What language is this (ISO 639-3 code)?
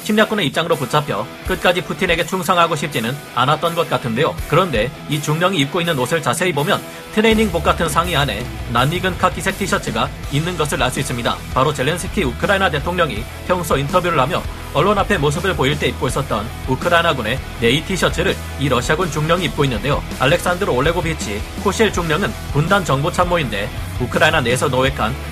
kor